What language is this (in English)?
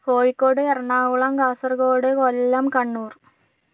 Malayalam